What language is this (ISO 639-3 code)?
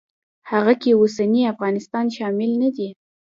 pus